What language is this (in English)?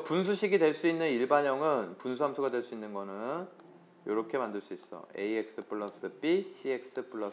Korean